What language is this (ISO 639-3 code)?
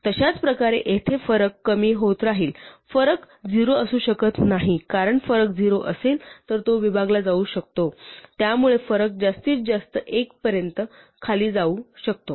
mar